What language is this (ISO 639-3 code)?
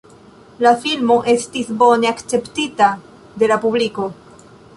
epo